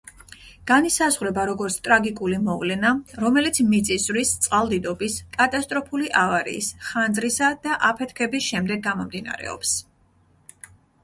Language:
Georgian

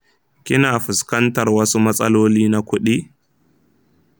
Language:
Hausa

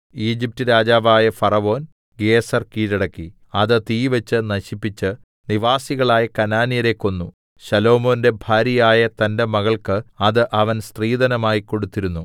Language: Malayalam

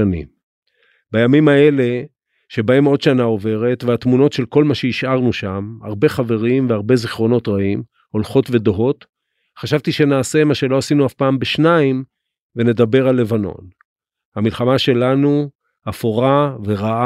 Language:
Hebrew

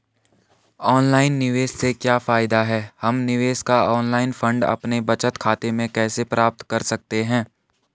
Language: Hindi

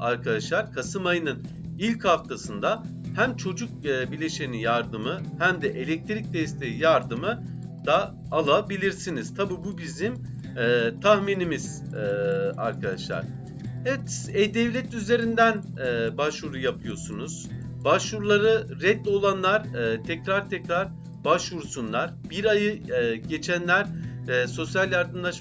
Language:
Turkish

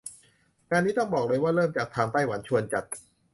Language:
Thai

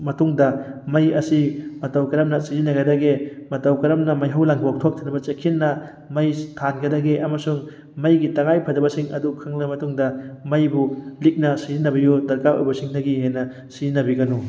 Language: Manipuri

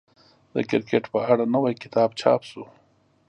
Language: Pashto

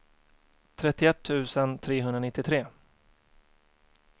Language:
Swedish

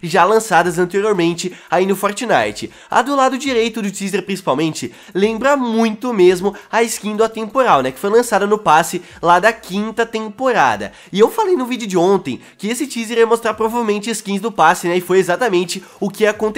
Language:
Portuguese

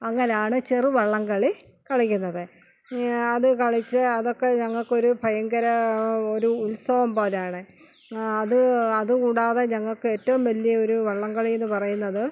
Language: Malayalam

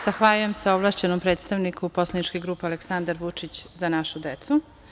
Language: Serbian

